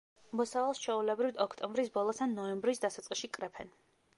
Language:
Georgian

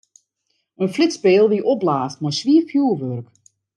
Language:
Western Frisian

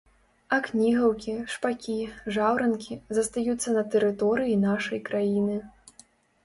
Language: Belarusian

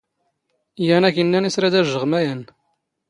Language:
Standard Moroccan Tamazight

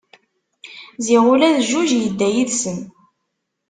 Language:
Kabyle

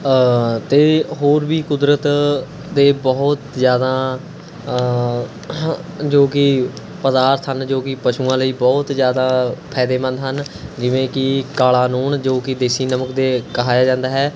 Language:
Punjabi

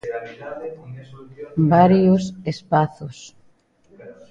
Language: Galician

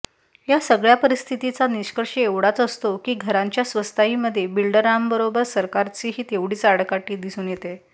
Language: Marathi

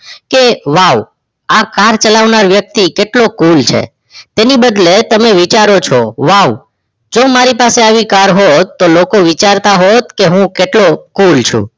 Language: Gujarati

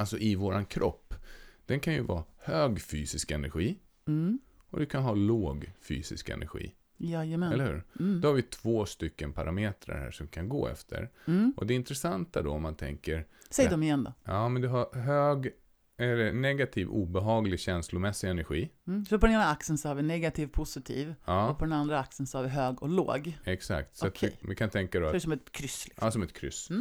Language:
Swedish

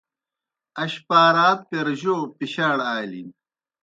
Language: Kohistani Shina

